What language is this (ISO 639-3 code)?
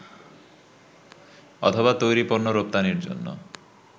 ben